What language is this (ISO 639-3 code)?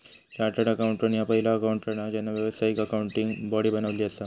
mar